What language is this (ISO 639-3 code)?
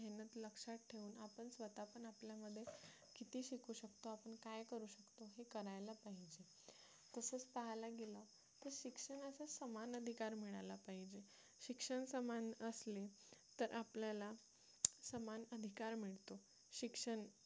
mar